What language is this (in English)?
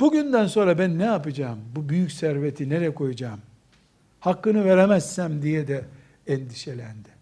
Turkish